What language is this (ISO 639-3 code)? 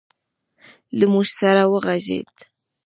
pus